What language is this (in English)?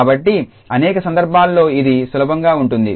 Telugu